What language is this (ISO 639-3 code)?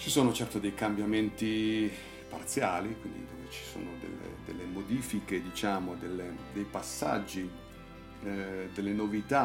ita